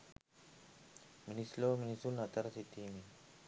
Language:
Sinhala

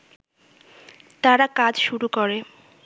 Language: Bangla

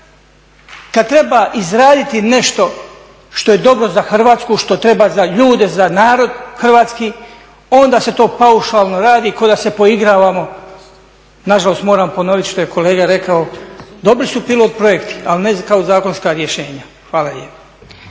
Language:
Croatian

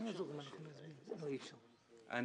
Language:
Hebrew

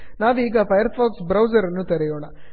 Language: Kannada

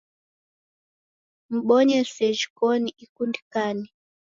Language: Taita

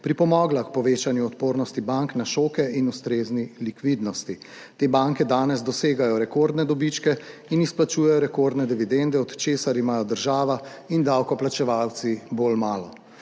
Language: Slovenian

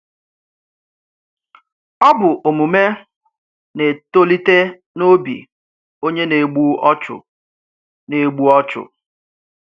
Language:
Igbo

